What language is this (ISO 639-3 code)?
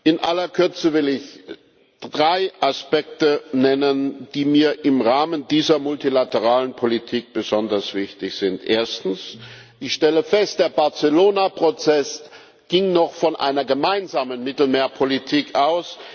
deu